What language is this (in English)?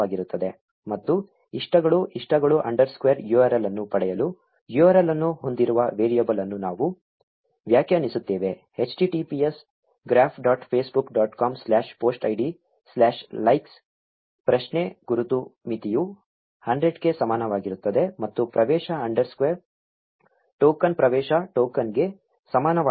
Kannada